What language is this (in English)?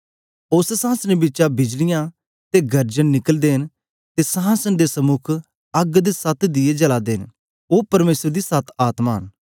Dogri